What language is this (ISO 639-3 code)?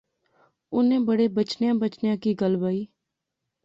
phr